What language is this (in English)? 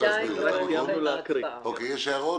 Hebrew